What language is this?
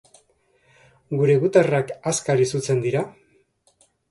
Basque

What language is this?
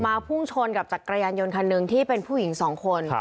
Thai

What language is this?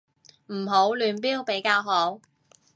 Cantonese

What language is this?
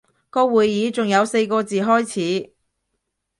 Cantonese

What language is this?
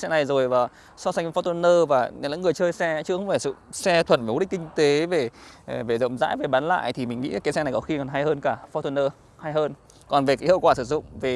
Vietnamese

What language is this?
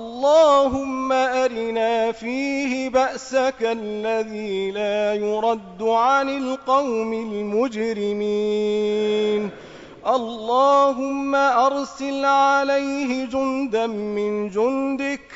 Arabic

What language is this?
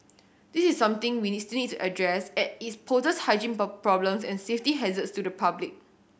English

